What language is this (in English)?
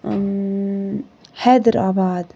Kashmiri